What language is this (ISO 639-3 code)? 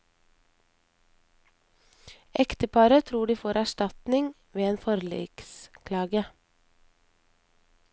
nor